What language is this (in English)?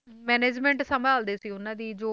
Punjabi